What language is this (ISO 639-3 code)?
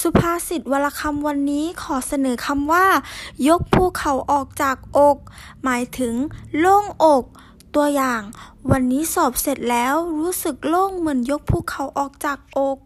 tha